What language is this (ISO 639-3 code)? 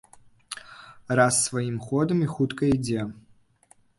bel